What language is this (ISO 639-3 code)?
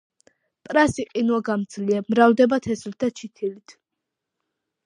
kat